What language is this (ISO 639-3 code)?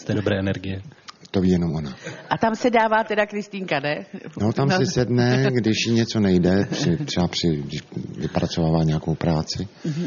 ces